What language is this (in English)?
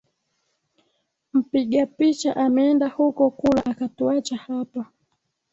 Swahili